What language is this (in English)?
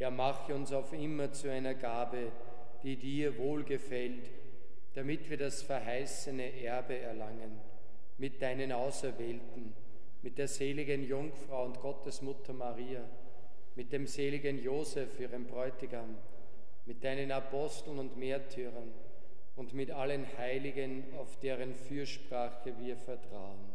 German